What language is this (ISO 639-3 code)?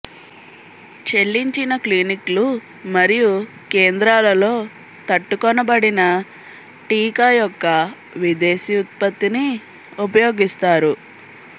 tel